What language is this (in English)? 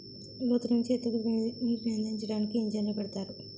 Telugu